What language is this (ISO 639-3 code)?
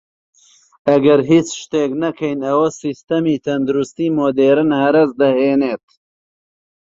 ckb